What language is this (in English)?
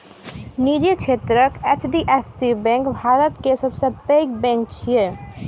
Maithili